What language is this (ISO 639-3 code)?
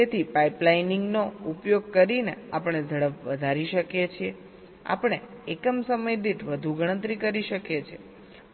guj